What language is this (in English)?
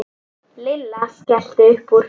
Icelandic